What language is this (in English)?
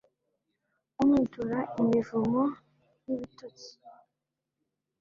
Kinyarwanda